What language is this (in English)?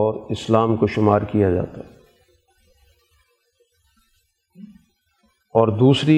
Urdu